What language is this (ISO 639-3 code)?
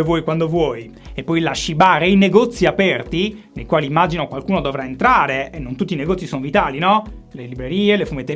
ita